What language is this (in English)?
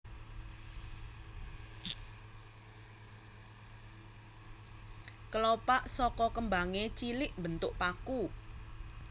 Javanese